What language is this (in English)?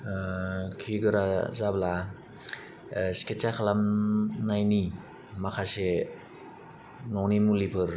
Bodo